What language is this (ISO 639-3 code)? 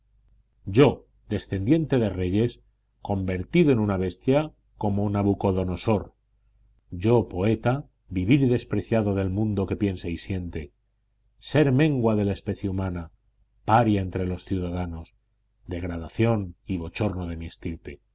spa